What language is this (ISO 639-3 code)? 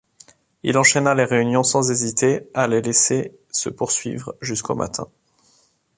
fra